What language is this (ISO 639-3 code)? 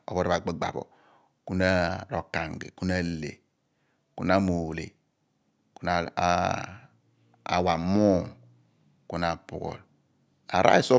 abn